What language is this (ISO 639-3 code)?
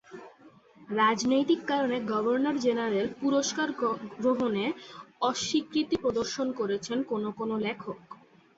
ben